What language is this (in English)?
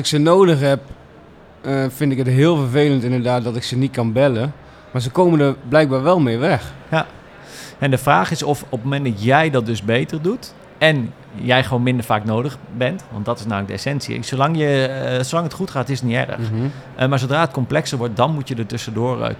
Dutch